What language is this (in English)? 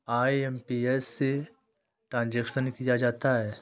Hindi